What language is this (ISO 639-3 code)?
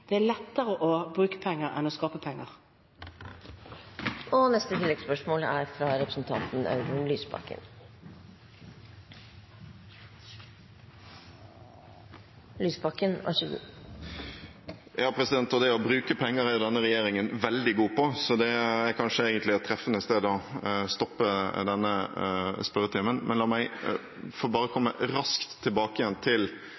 nor